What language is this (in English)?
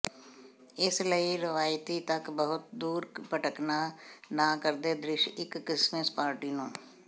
Punjabi